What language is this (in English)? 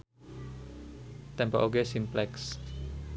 Sundanese